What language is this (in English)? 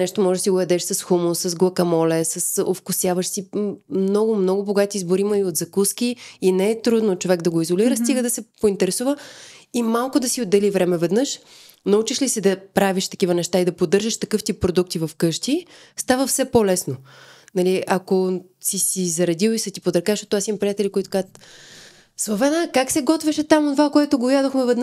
Bulgarian